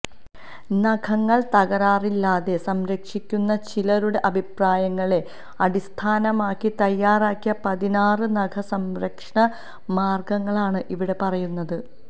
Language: Malayalam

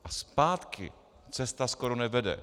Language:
Czech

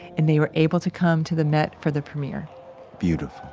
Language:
English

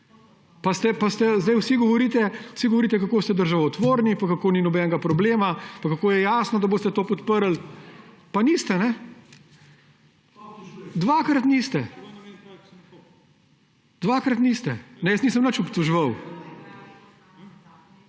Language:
Slovenian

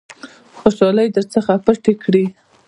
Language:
Pashto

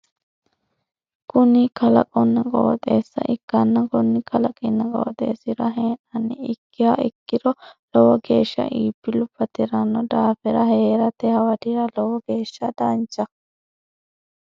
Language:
Sidamo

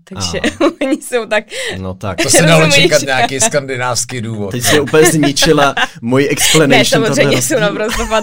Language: Czech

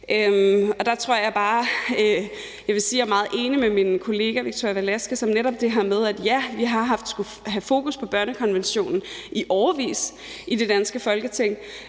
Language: Danish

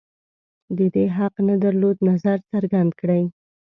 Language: Pashto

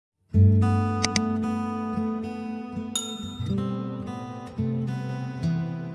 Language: Indonesian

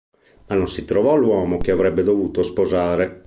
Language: Italian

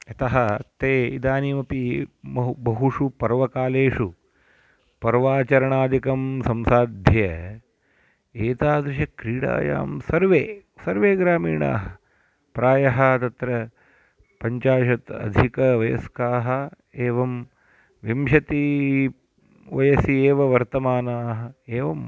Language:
Sanskrit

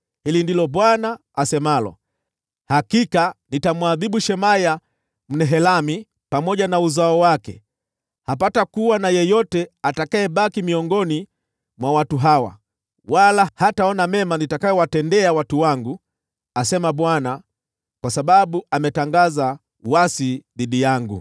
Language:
Swahili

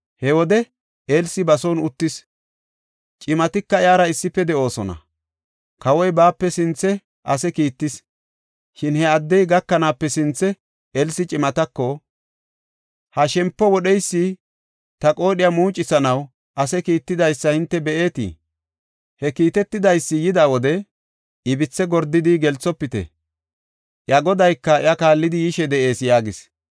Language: Gofa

